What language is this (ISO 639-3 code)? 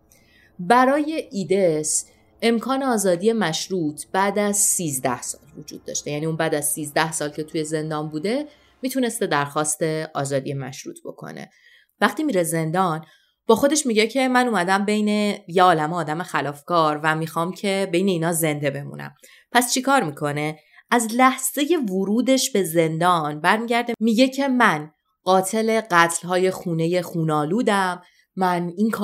fas